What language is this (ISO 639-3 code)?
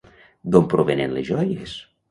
cat